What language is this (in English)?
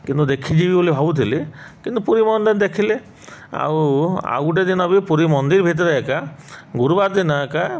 Odia